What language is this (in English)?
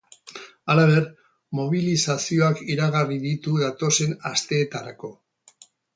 Basque